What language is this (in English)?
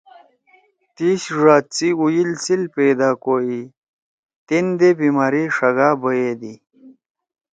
Torwali